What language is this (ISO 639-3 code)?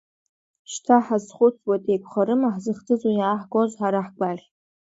abk